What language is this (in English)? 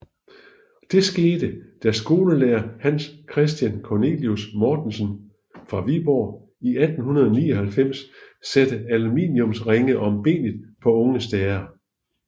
Danish